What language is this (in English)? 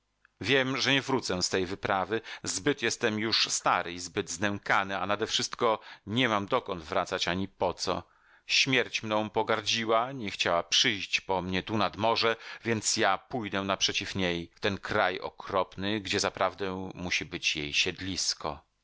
Polish